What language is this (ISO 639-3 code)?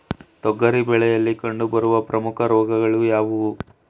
kan